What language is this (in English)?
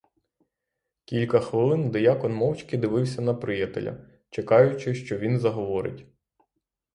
Ukrainian